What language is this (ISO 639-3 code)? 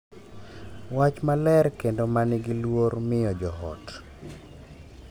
luo